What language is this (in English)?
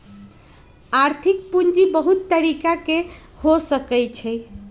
Magahi